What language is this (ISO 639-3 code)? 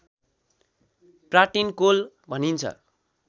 nep